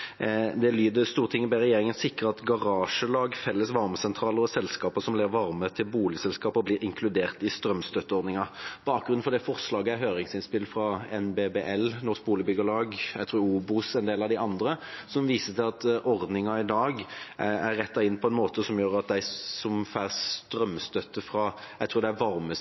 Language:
Norwegian Bokmål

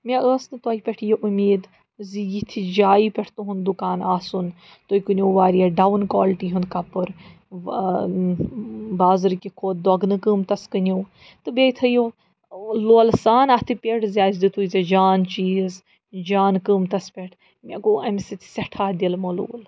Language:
Kashmiri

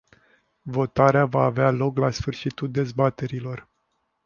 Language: Romanian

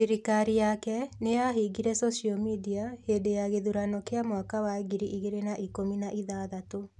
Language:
Kikuyu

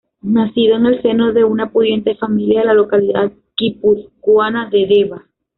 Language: Spanish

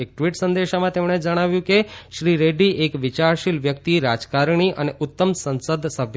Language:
Gujarati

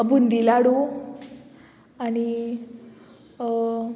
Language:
Konkani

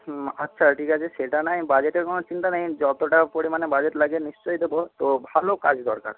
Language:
Bangla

